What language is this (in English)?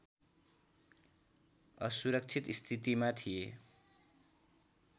Nepali